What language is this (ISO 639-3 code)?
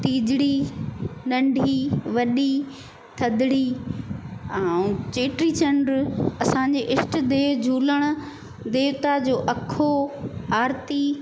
snd